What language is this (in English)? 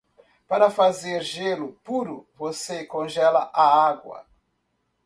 Portuguese